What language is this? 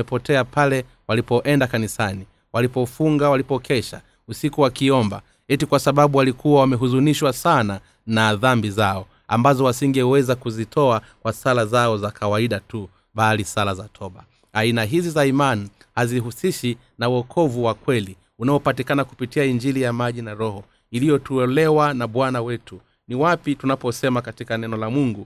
Swahili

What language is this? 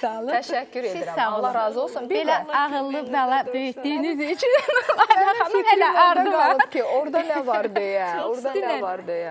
Turkish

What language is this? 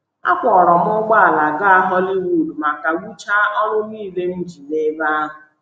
Igbo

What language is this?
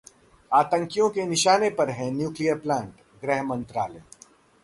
Hindi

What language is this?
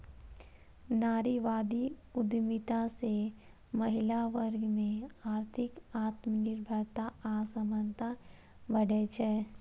Maithili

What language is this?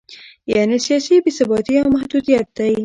Pashto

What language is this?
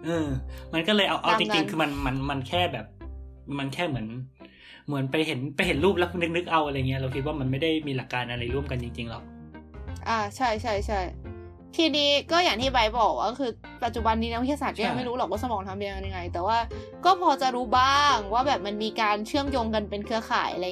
Thai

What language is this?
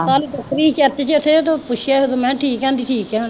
Punjabi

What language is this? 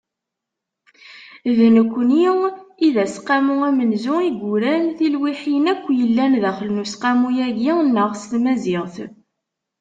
Kabyle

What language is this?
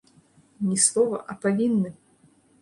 Belarusian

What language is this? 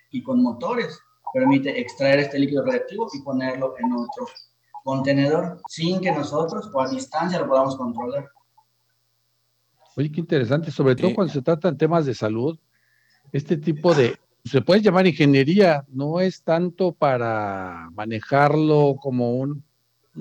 Spanish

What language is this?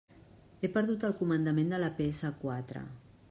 Catalan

